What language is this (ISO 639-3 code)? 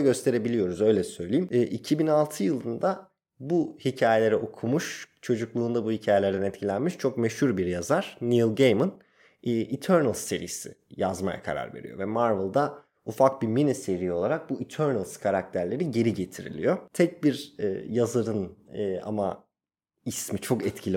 tur